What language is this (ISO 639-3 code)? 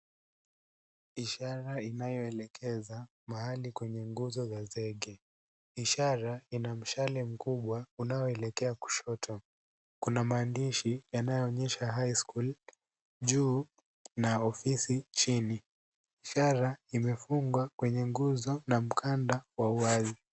swa